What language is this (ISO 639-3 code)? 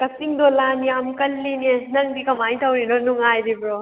mni